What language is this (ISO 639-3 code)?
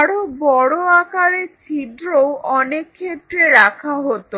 ben